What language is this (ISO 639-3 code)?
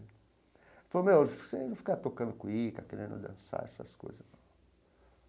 por